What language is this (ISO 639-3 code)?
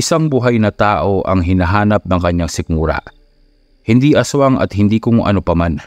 fil